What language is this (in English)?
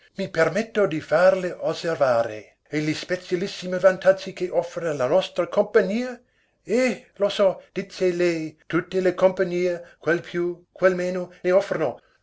Italian